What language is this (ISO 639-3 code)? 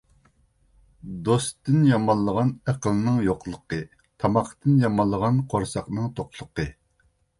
uig